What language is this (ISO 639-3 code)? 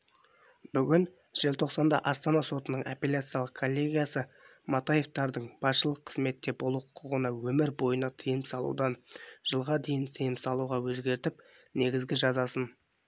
kaz